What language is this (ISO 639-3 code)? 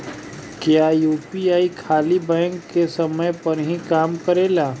bho